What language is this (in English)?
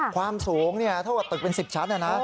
Thai